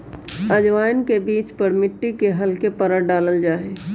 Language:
Magahi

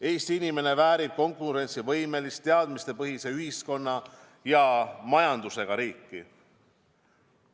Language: Estonian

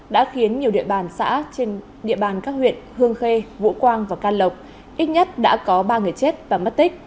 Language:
Vietnamese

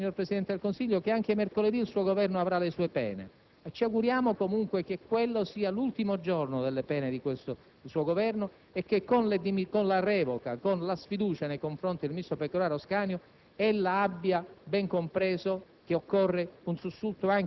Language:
Italian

